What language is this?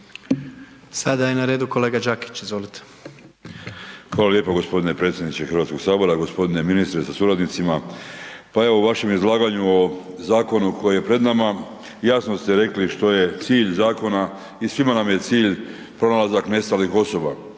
Croatian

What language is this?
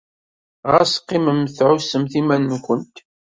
Kabyle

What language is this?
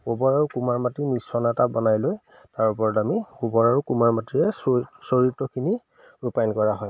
Assamese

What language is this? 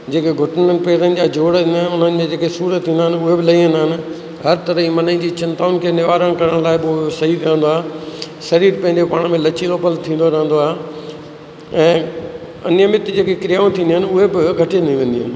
Sindhi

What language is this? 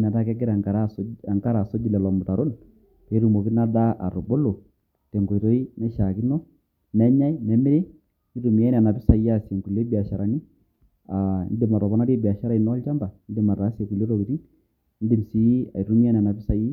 Masai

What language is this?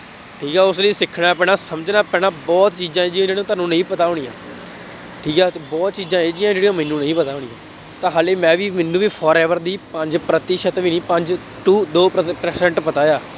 Punjabi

